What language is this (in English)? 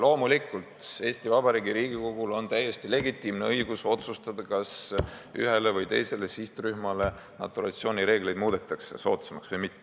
Estonian